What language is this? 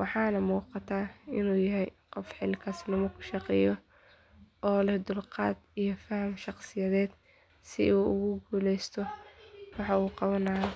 Somali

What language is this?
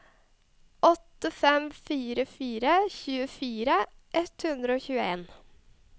Norwegian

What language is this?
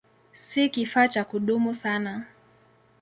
Swahili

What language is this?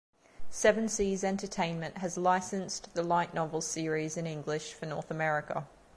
English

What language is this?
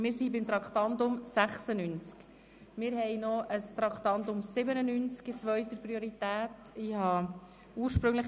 Swiss German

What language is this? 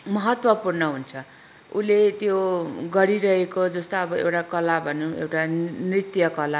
Nepali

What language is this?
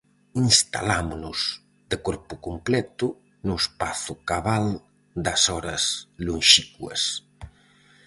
Galician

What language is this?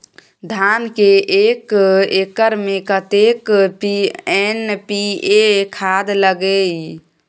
Maithili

